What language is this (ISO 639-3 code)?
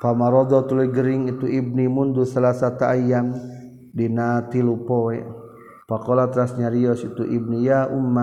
msa